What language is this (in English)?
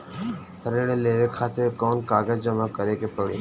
Bhojpuri